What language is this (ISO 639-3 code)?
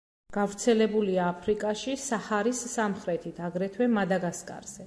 kat